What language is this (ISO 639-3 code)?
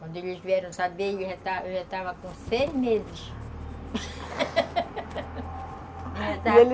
por